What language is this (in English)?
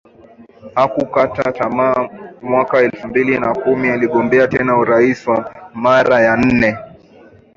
Swahili